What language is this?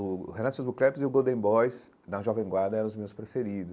Portuguese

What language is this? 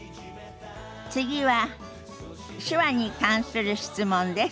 Japanese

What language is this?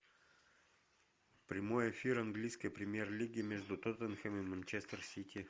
Russian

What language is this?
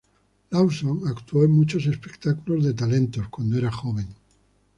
Spanish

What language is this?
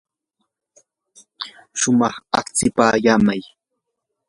Yanahuanca Pasco Quechua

